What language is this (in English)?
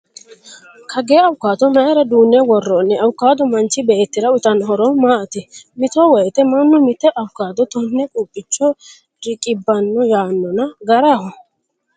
Sidamo